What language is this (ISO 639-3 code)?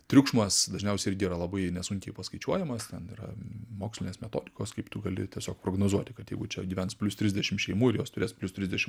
lit